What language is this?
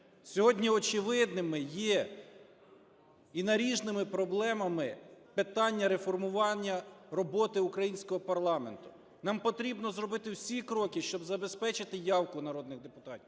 Ukrainian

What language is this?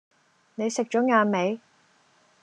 Cantonese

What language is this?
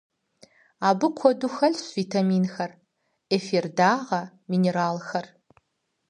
Kabardian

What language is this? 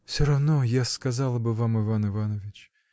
Russian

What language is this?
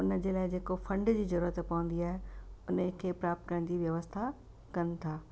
Sindhi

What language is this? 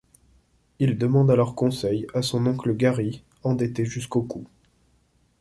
French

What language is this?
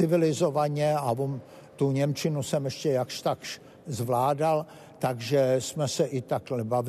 Czech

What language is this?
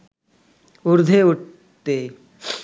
Bangla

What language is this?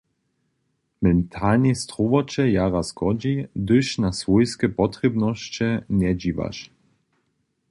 Upper Sorbian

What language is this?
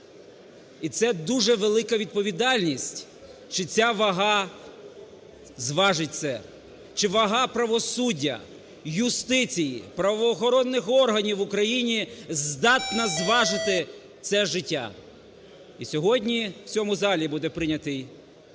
Ukrainian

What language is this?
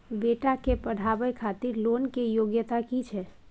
Maithili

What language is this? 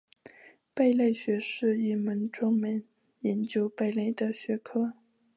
Chinese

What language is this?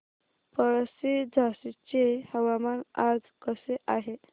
Marathi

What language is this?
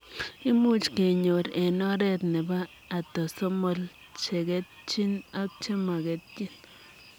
Kalenjin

